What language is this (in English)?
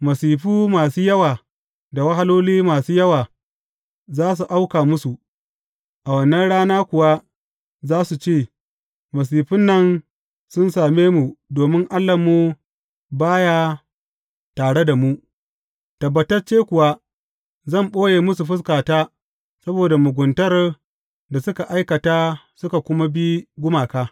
Hausa